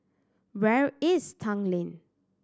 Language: English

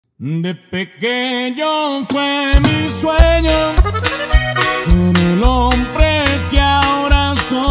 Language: Romanian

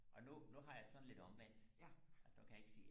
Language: Danish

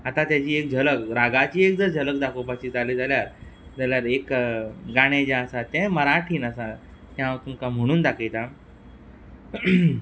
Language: Konkani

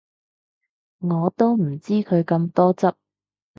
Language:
Cantonese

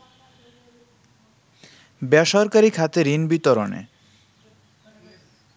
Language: Bangla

